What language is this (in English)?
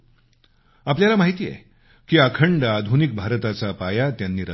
Marathi